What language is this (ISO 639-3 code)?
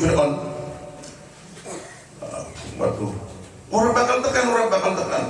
ind